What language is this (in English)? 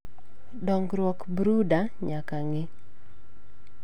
Luo (Kenya and Tanzania)